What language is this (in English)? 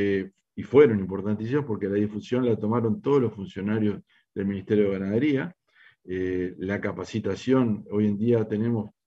Spanish